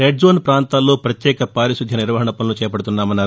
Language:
Telugu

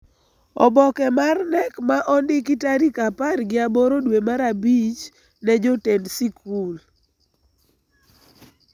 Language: Luo (Kenya and Tanzania)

